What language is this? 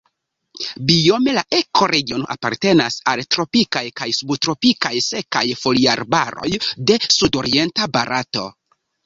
Esperanto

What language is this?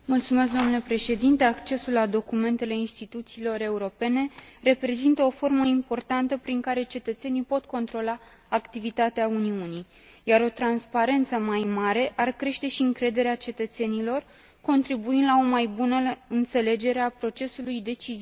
Romanian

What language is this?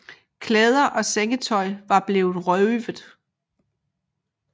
Danish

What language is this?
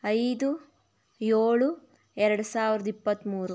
Kannada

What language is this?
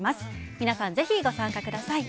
Japanese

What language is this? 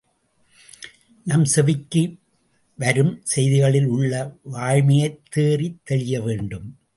Tamil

